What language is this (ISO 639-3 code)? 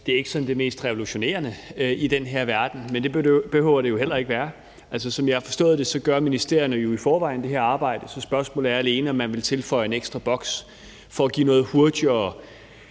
dan